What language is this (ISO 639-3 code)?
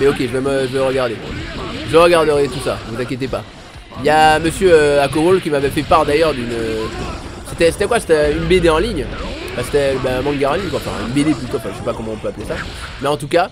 fra